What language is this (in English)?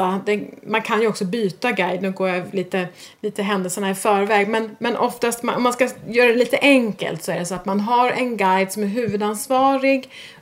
Swedish